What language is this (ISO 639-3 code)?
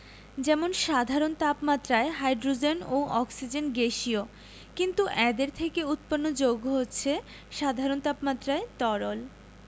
ben